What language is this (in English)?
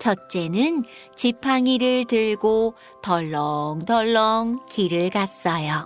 Korean